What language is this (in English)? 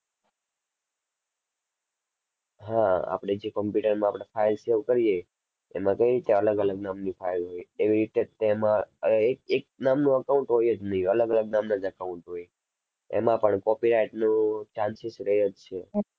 Gujarati